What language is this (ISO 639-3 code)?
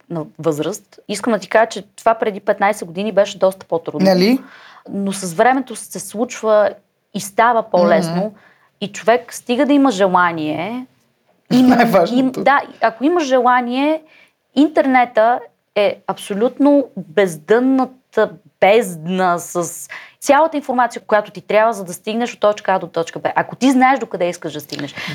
bul